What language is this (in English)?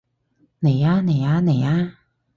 Cantonese